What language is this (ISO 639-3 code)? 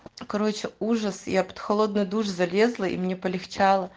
rus